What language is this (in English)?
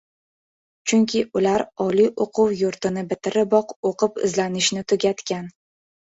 Uzbek